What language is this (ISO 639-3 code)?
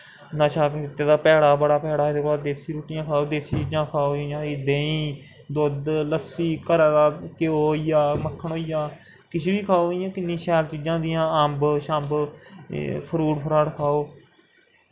doi